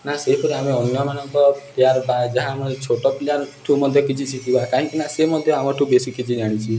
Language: Odia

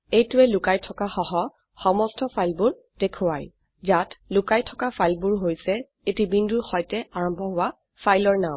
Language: Assamese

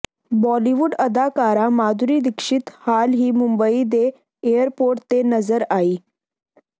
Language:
Punjabi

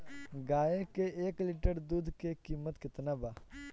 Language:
Bhojpuri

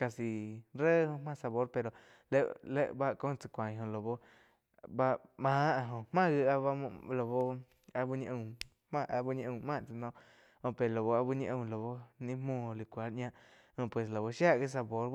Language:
Quiotepec Chinantec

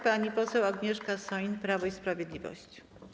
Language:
Polish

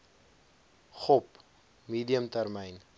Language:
Afrikaans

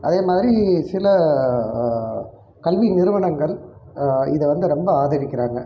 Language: Tamil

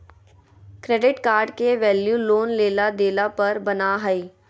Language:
Magahi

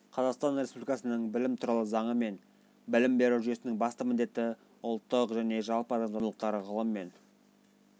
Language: Kazakh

